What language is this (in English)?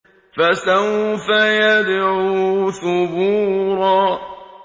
Arabic